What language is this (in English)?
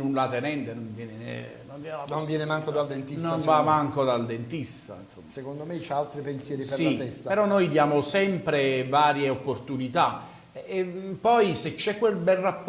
Italian